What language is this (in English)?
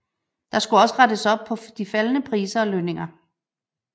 Danish